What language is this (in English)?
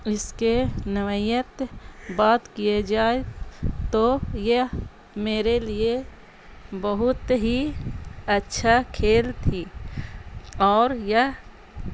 Urdu